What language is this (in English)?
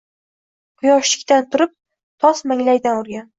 Uzbek